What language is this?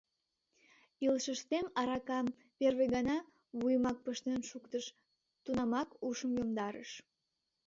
Mari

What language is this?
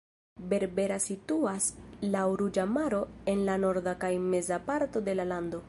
Esperanto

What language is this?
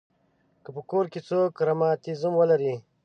Pashto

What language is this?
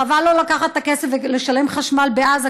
Hebrew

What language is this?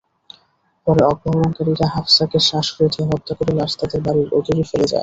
Bangla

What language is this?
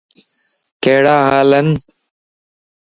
Lasi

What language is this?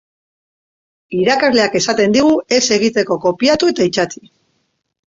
Basque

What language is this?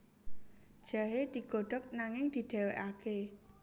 Javanese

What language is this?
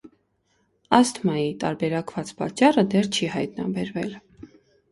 Armenian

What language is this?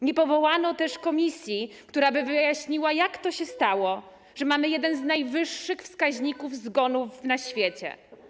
Polish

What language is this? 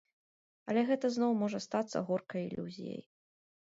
Belarusian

